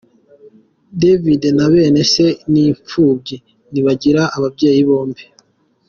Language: Kinyarwanda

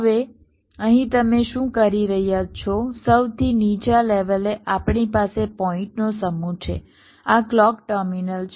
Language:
Gujarati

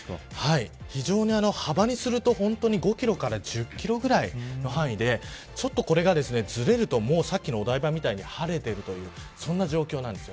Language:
Japanese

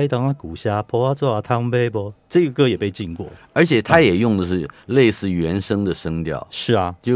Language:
Chinese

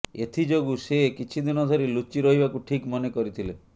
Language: Odia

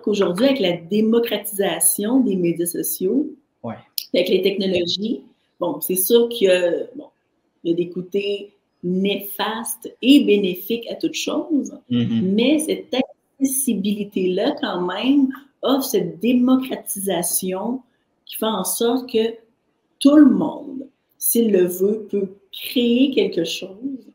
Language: French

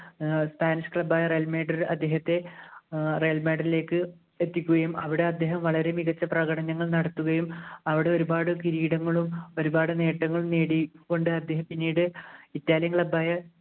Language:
Malayalam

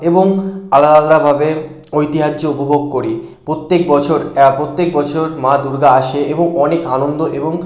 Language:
Bangla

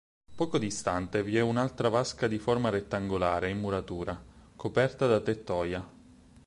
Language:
Italian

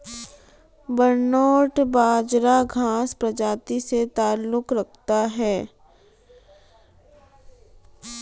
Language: Hindi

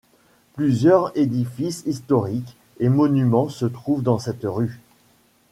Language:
French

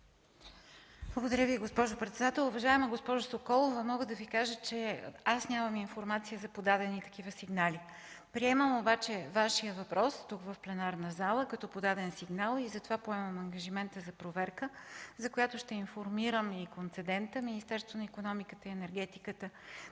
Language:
Bulgarian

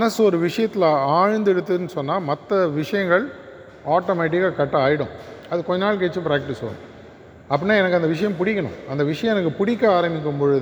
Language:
Tamil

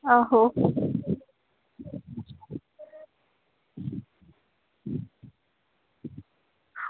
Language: Dogri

